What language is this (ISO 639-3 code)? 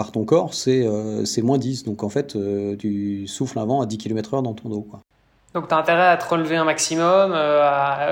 fra